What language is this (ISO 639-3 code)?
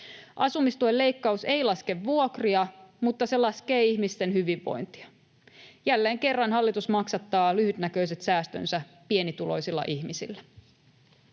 fin